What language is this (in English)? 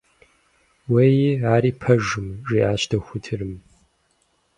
Kabardian